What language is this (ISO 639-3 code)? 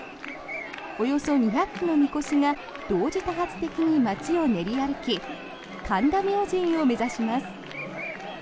jpn